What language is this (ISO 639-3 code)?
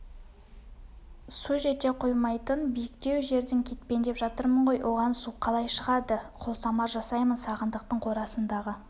kaz